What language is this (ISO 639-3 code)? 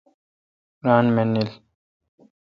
xka